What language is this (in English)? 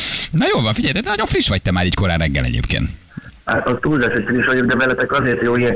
Hungarian